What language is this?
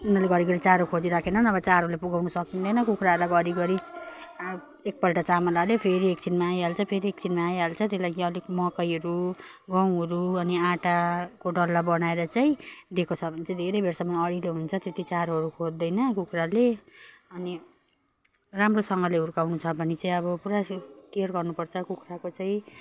Nepali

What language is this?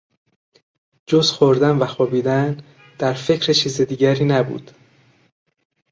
Persian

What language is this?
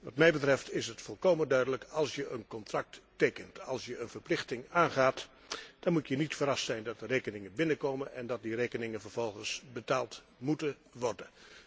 Dutch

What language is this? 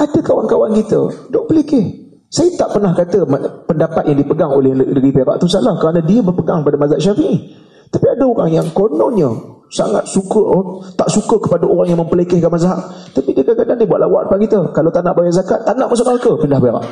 Malay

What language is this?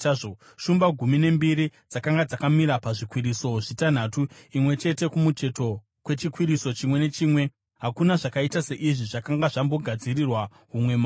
Shona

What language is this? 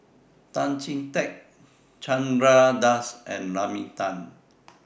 English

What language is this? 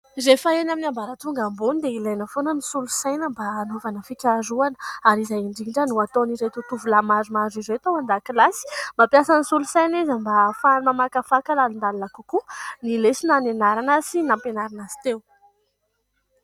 Malagasy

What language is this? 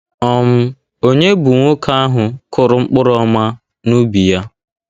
Igbo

